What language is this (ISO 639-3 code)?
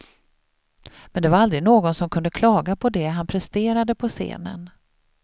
swe